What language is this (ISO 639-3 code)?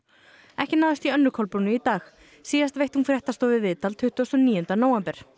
isl